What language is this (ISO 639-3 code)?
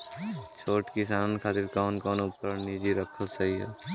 bho